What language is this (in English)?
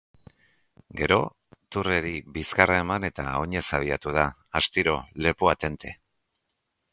Basque